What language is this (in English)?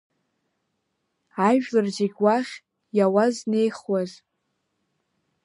Abkhazian